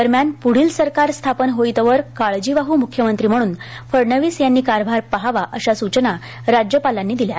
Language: Marathi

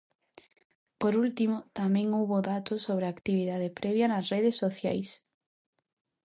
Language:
Galician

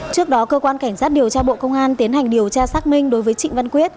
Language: Vietnamese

